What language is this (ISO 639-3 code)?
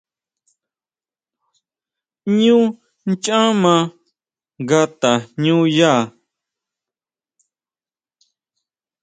mau